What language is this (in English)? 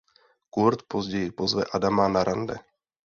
Czech